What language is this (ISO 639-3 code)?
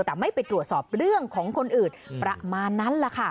tha